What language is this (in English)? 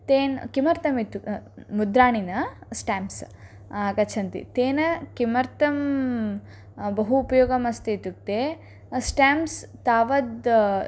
Sanskrit